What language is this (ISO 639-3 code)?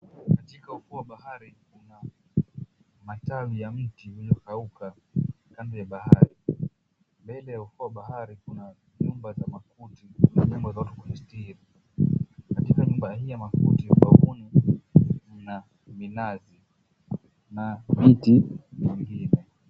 swa